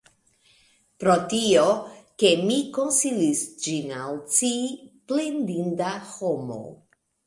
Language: Esperanto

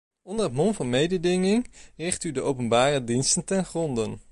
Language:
Dutch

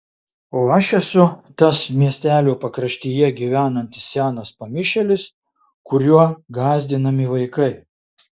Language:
Lithuanian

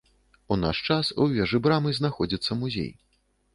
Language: Belarusian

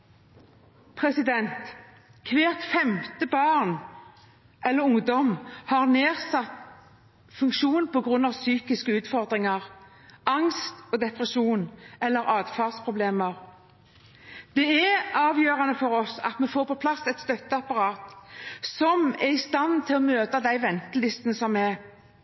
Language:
Norwegian Bokmål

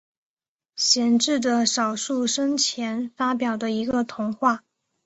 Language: Chinese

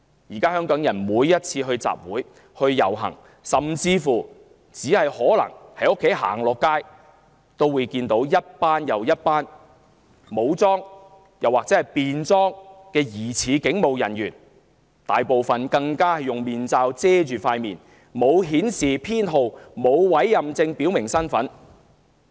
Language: Cantonese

